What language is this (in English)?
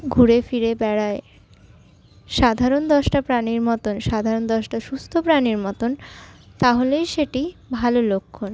Bangla